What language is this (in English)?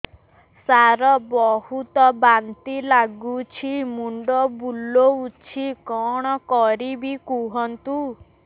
Odia